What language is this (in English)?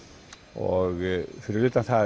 Icelandic